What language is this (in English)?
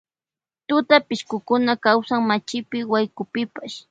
Loja Highland Quichua